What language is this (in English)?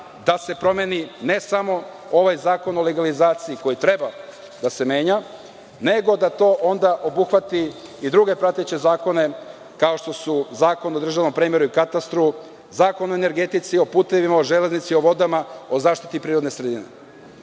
Serbian